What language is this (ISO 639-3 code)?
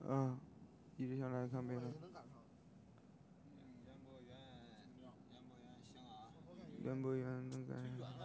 zho